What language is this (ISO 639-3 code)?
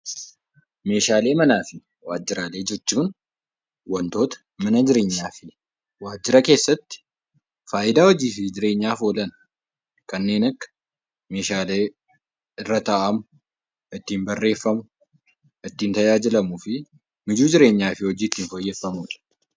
orm